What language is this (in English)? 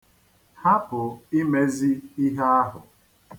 Igbo